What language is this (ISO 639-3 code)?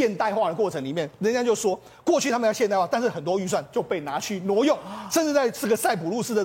zho